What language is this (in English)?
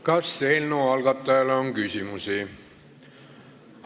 Estonian